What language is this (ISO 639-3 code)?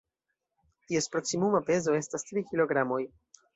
epo